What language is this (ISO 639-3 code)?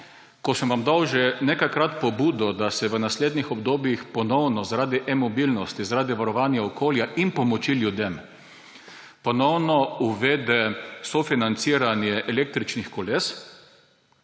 slv